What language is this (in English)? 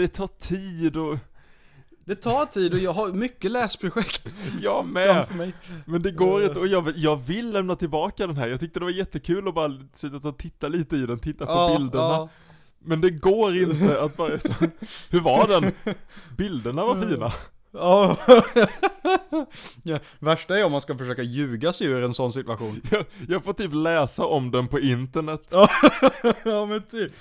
Swedish